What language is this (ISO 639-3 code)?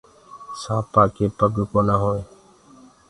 ggg